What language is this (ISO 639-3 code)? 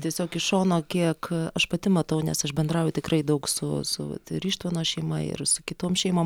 lit